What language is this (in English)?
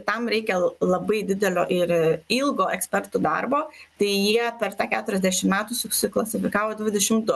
Lithuanian